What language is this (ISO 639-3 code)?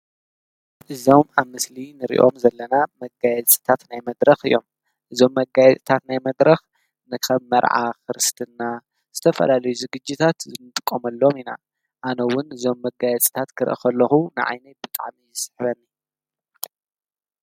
tir